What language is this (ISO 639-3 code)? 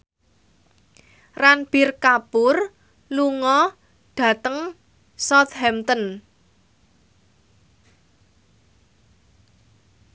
jav